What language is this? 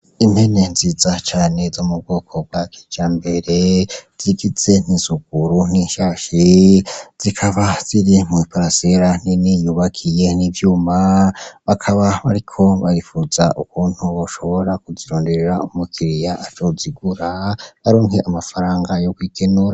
Rundi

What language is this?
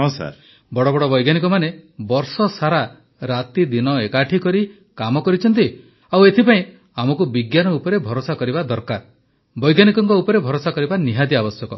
Odia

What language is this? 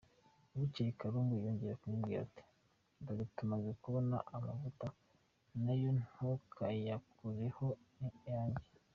Kinyarwanda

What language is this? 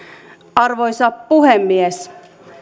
Finnish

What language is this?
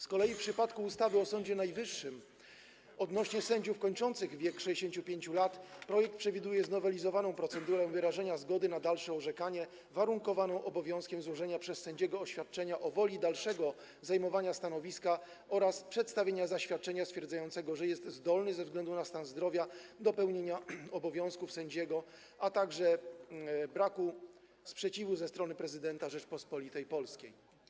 Polish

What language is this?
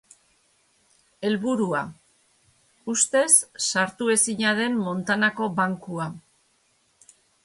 Basque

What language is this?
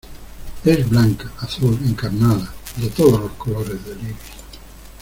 Spanish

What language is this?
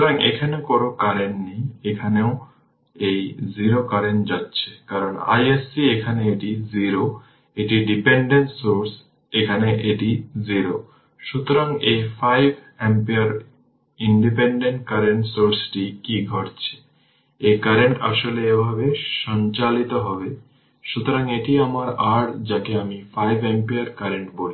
Bangla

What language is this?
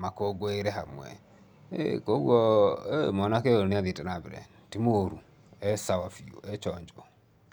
Kikuyu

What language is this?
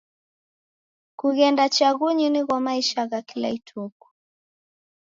Taita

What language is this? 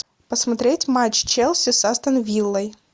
Russian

